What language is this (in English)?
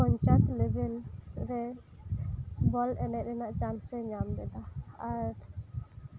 Santali